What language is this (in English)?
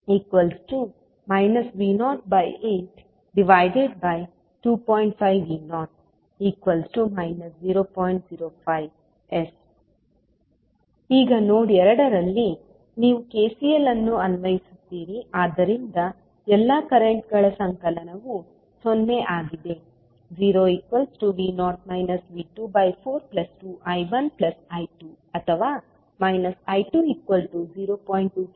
Kannada